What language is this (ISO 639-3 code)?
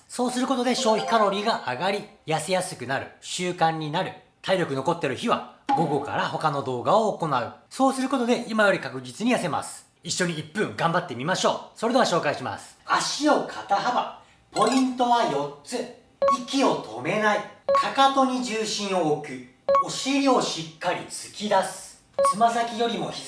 jpn